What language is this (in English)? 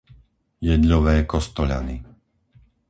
Slovak